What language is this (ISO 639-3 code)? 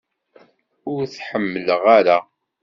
kab